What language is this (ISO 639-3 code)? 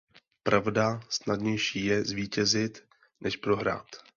ces